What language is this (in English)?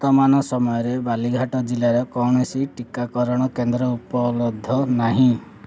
Odia